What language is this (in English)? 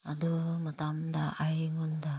Manipuri